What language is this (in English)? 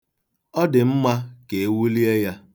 Igbo